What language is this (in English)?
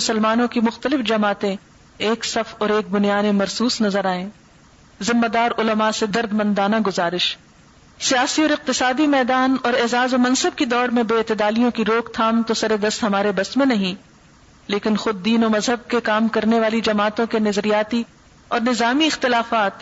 Urdu